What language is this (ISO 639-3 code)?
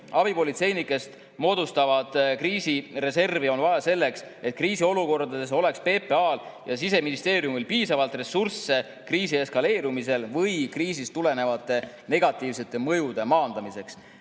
est